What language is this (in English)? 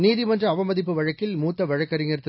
Tamil